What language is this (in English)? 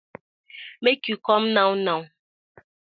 Nigerian Pidgin